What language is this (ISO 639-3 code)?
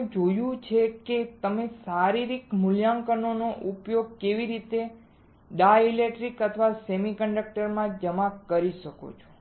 guj